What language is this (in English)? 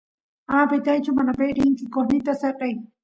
Santiago del Estero Quichua